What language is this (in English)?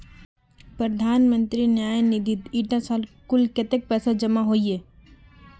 Magahi